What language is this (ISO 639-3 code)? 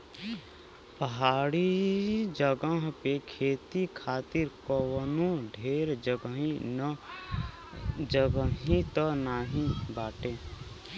bho